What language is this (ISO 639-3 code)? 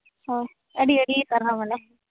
sat